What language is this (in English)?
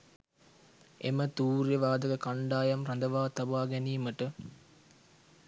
Sinhala